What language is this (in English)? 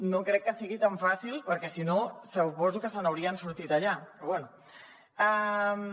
Catalan